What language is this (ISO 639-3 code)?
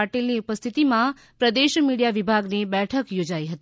guj